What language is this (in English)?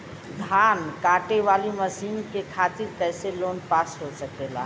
Bhojpuri